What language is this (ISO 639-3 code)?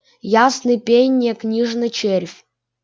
rus